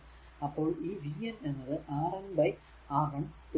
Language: Malayalam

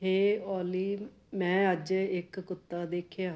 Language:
Punjabi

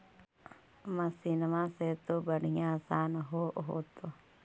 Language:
Magahi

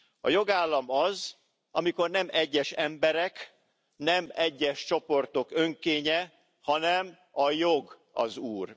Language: Hungarian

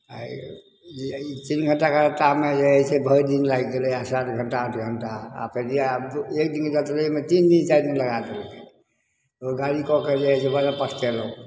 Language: Maithili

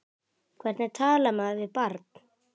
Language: Icelandic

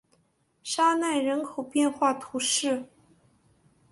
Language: Chinese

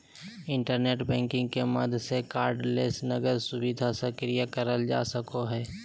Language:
Magahi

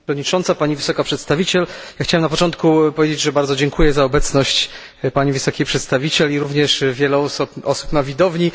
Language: Polish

